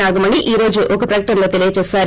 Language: Telugu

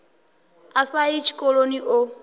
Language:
Venda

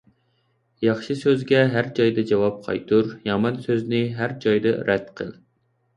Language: Uyghur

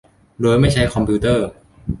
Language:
Thai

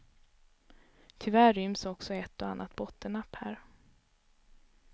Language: Swedish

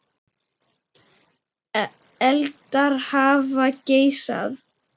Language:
Icelandic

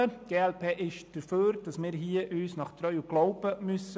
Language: Swiss German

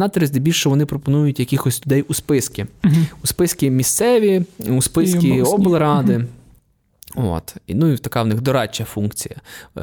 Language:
Ukrainian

